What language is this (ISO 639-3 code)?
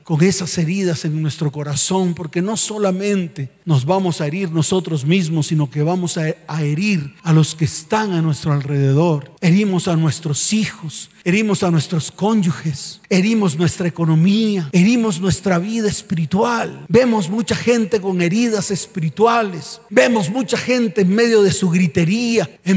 spa